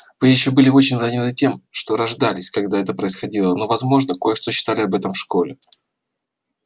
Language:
Russian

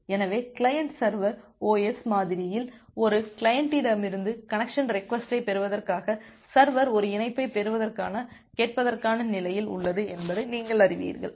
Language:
Tamil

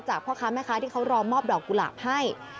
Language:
Thai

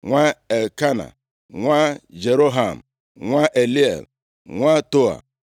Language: Igbo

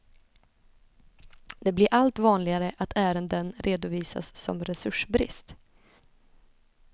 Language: Swedish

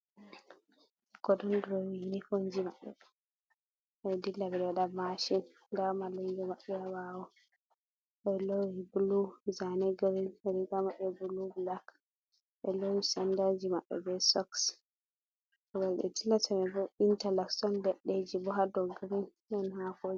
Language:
Fula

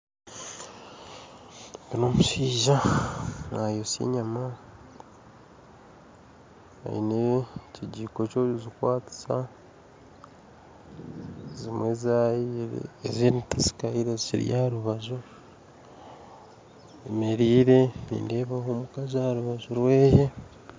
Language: Nyankole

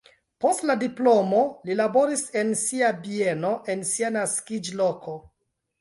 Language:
Esperanto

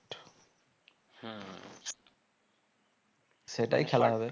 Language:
Bangla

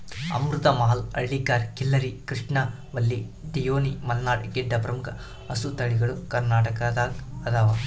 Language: Kannada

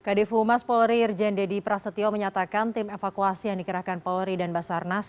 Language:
Indonesian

